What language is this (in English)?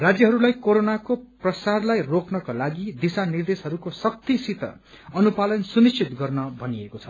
Nepali